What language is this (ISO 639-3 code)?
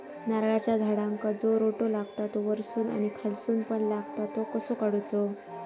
mar